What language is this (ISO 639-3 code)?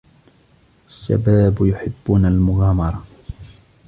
ara